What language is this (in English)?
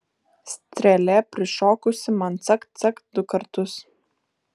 Lithuanian